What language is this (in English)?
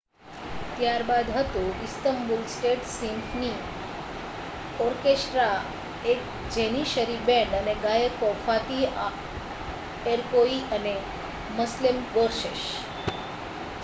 Gujarati